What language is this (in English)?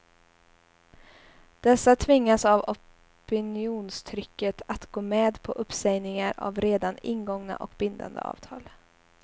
Swedish